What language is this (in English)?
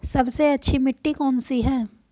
Hindi